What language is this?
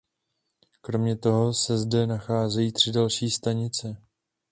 Czech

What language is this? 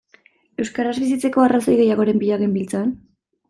Basque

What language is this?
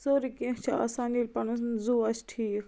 Kashmiri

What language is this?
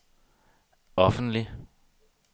Danish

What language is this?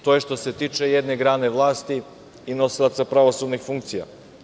Serbian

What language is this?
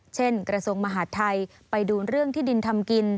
Thai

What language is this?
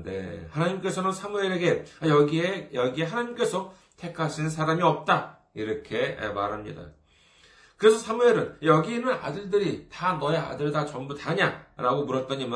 Korean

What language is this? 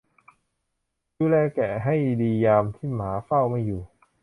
Thai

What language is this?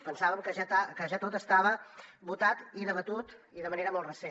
Catalan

